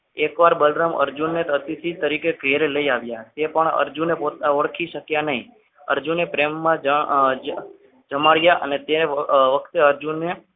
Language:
Gujarati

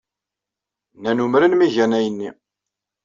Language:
Kabyle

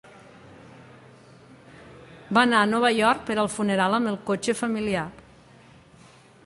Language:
Catalan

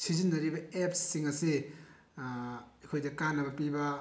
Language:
Manipuri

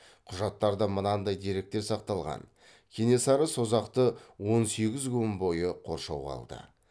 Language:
Kazakh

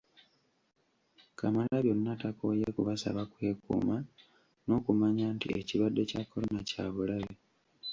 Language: Ganda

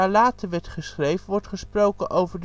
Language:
Dutch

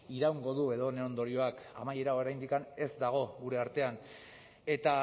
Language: Basque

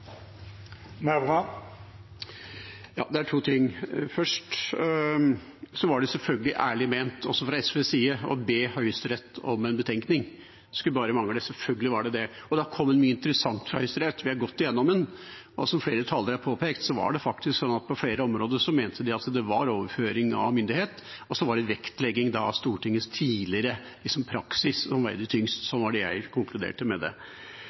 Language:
Norwegian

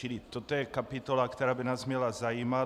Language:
Czech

